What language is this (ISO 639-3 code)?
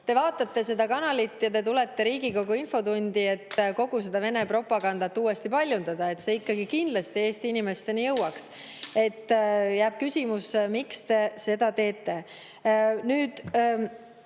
est